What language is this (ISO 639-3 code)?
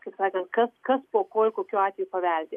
lit